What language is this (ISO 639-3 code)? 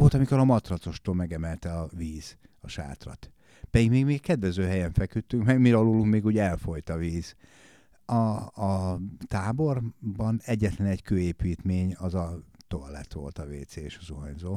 hun